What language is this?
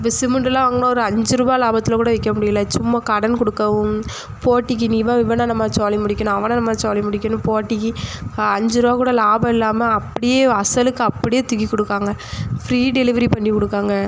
Tamil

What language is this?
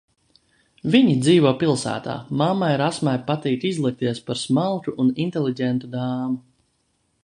Latvian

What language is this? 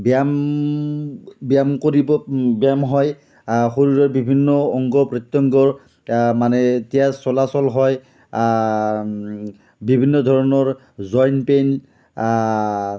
Assamese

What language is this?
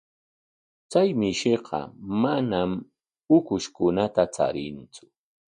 Corongo Ancash Quechua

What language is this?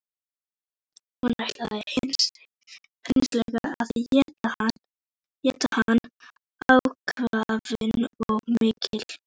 Icelandic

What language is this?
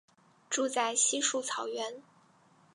Chinese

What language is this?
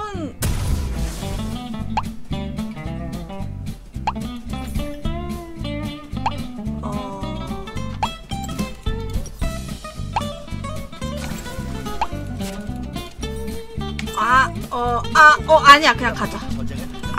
Korean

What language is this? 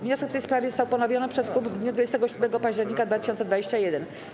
Polish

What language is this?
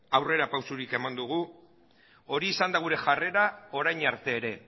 Basque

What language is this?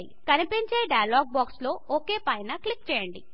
Telugu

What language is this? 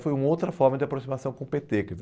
Portuguese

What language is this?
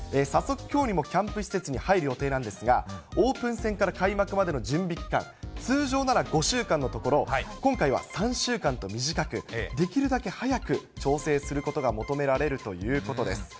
Japanese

